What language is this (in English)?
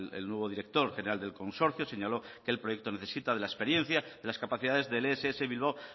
Spanish